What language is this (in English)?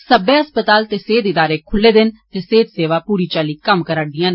Dogri